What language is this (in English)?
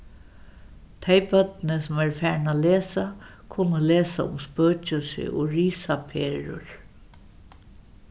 Faroese